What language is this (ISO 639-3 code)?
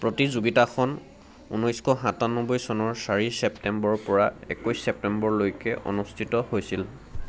asm